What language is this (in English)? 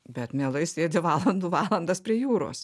Lithuanian